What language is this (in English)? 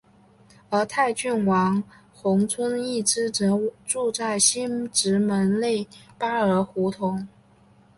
Chinese